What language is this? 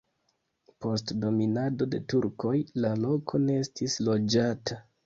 Esperanto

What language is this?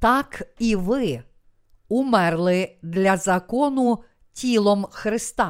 Ukrainian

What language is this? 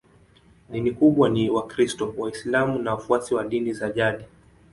Swahili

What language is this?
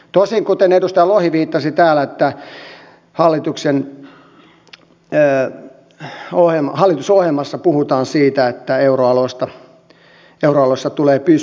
Finnish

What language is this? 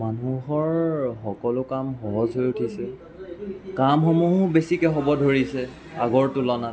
Assamese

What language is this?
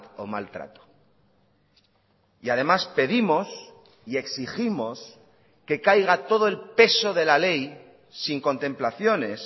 Spanish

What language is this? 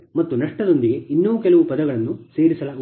Kannada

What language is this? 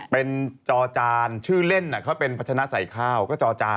Thai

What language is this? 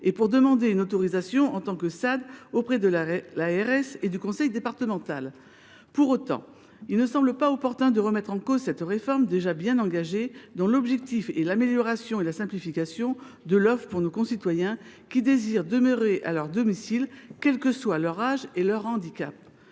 French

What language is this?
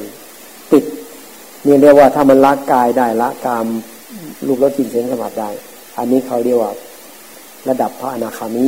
Thai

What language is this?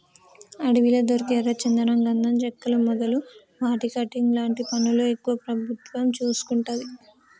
Telugu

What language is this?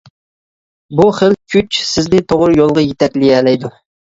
Uyghur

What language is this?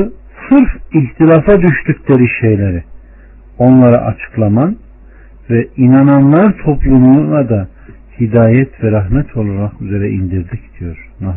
Turkish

